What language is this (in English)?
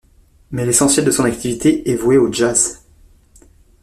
French